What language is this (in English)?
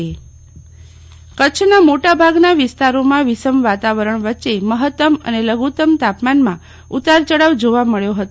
Gujarati